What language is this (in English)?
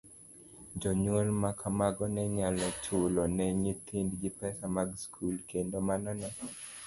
Luo (Kenya and Tanzania)